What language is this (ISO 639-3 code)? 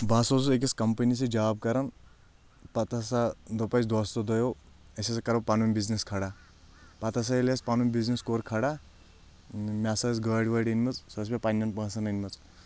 kas